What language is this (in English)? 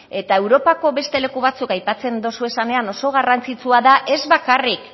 Basque